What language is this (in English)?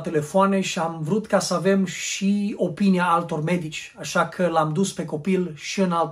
Romanian